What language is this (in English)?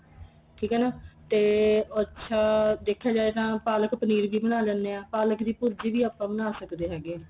Punjabi